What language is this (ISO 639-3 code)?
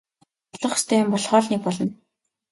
mon